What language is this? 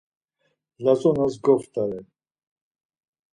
Laz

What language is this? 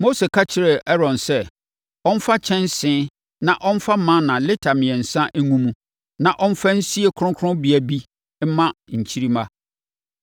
Akan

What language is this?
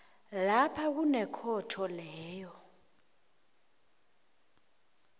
South Ndebele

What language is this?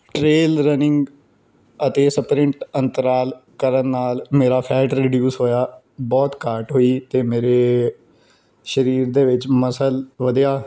Punjabi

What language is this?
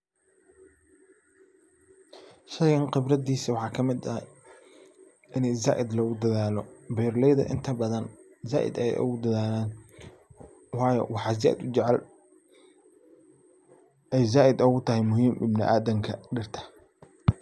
Somali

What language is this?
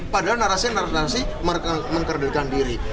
Indonesian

